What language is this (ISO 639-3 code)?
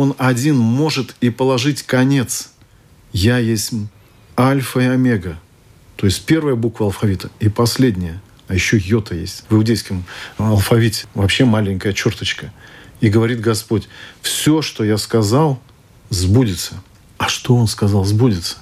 rus